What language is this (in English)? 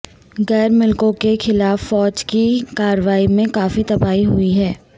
Urdu